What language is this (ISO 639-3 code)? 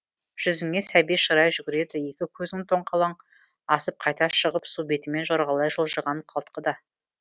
kaz